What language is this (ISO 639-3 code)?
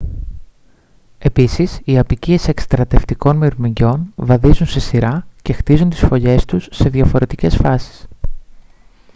ell